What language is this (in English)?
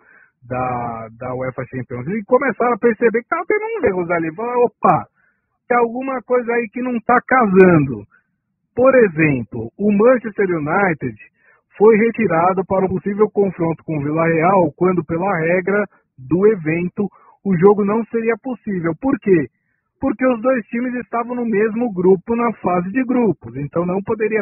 Portuguese